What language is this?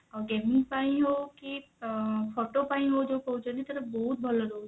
Odia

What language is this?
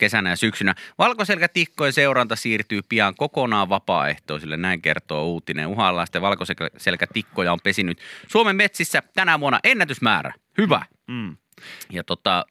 Finnish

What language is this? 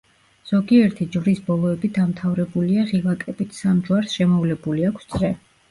Georgian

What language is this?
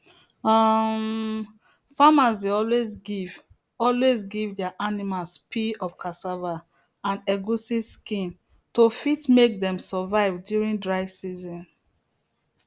Nigerian Pidgin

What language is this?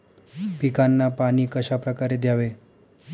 Marathi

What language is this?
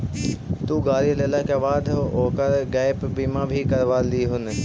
Magahi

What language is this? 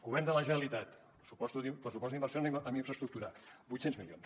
Catalan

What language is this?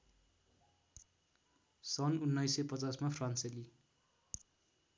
Nepali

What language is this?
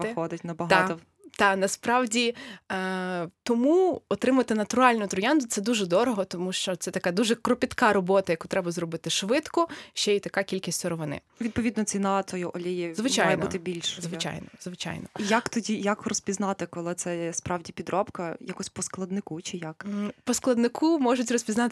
Ukrainian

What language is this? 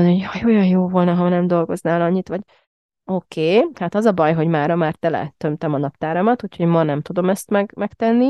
Hungarian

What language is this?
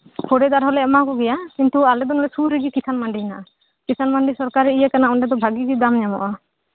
Santali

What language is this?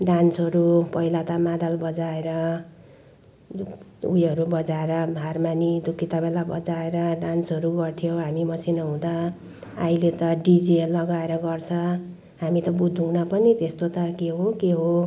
Nepali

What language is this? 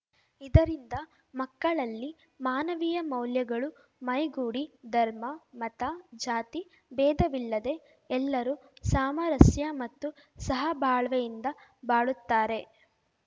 Kannada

